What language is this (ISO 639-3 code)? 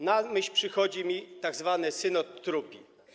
pol